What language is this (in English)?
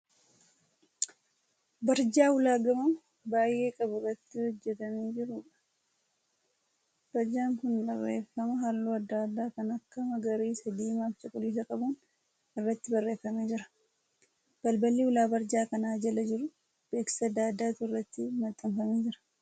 Oromo